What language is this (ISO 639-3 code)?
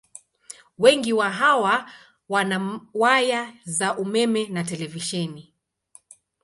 swa